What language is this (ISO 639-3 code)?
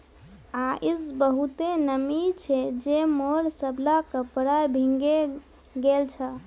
mag